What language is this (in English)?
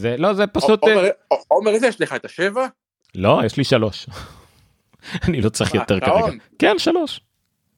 Hebrew